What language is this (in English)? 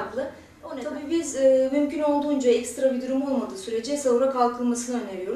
Turkish